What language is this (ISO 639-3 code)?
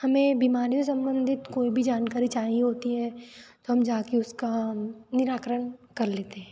hin